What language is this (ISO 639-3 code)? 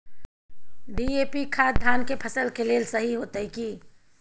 mai